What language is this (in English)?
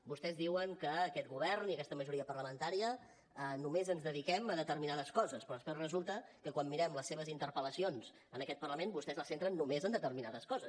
Catalan